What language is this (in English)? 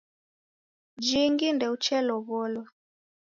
Taita